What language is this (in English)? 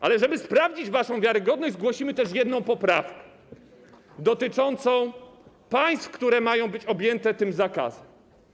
Polish